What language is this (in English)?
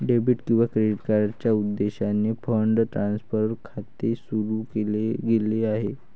Marathi